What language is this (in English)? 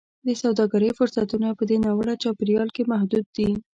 Pashto